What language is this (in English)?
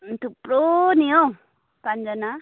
Nepali